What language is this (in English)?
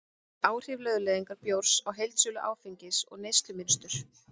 Icelandic